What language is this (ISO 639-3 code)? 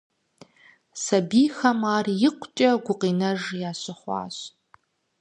kbd